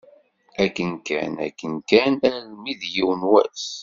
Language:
Kabyle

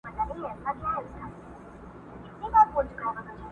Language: Pashto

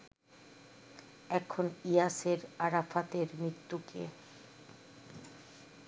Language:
Bangla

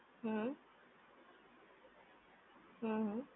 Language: Gujarati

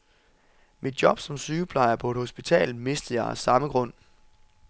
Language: Danish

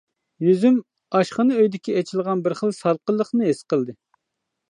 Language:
Uyghur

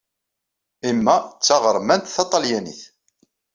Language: Kabyle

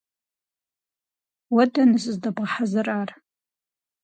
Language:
Kabardian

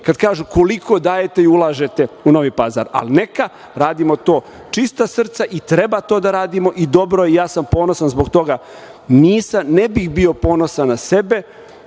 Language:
Serbian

